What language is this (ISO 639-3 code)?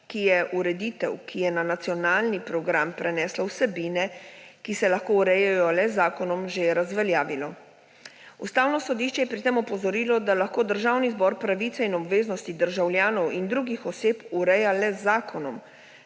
slv